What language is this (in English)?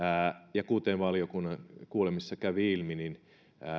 Finnish